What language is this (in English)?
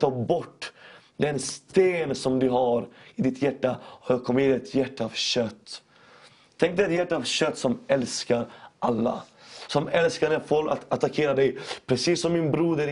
Swedish